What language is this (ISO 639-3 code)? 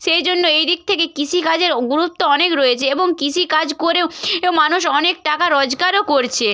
ben